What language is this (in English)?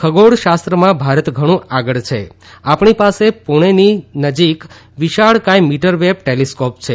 Gujarati